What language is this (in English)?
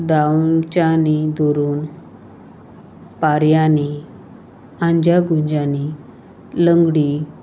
Konkani